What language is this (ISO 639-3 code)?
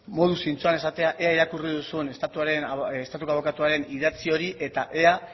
eus